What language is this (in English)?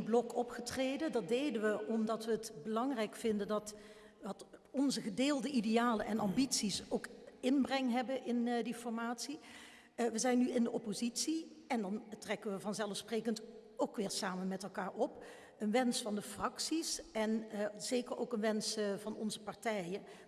Dutch